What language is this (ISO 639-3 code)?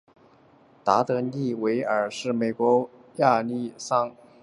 zho